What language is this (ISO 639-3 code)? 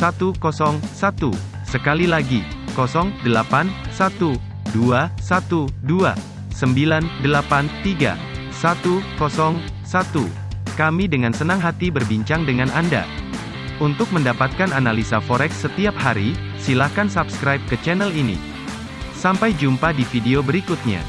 ind